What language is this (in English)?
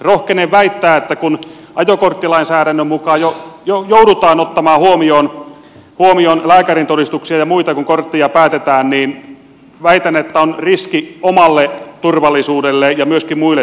Finnish